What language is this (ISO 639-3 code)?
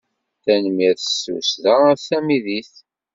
kab